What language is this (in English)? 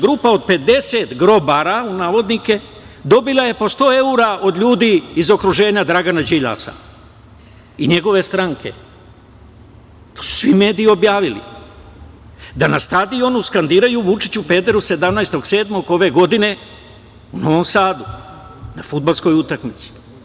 Serbian